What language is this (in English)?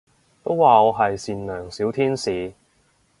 Cantonese